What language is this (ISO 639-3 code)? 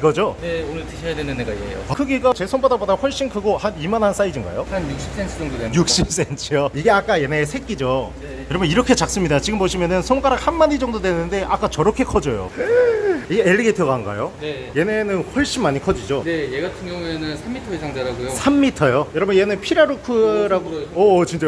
kor